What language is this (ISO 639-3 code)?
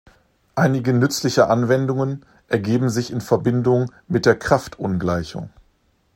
deu